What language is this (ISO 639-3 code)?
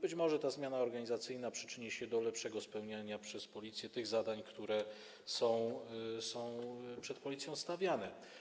pol